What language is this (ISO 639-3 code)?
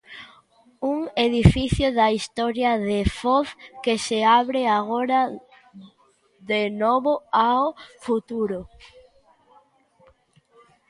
glg